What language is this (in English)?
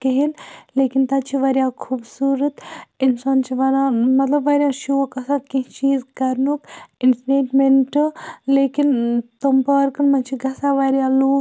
Kashmiri